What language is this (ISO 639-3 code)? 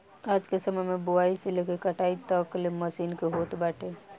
bho